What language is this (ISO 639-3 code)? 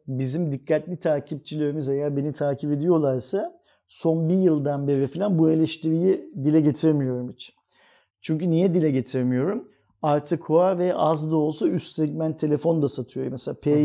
tur